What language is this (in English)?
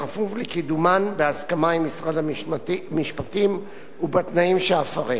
Hebrew